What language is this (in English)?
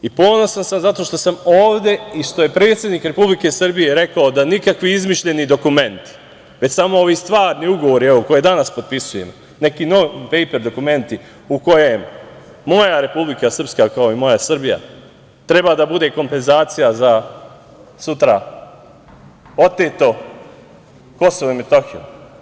Serbian